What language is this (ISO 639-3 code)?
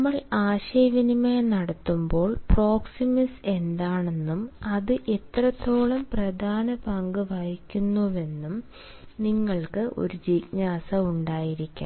mal